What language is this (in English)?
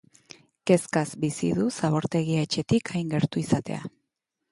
Basque